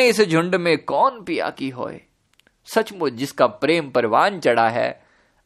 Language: Hindi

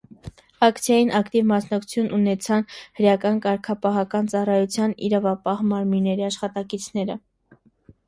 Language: Armenian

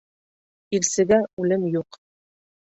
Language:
Bashkir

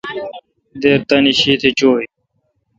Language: Kalkoti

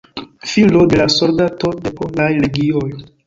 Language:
Esperanto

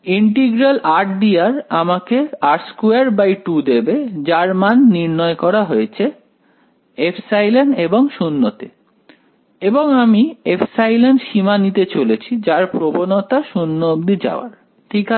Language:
Bangla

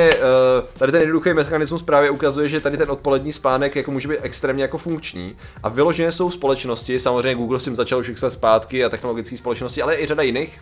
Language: Czech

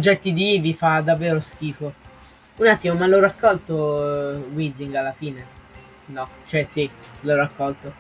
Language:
Italian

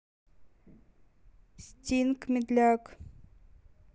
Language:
Russian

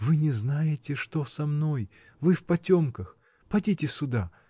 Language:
Russian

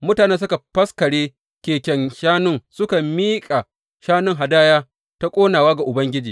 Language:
Hausa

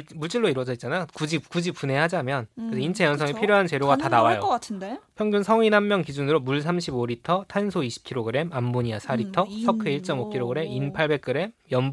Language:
Korean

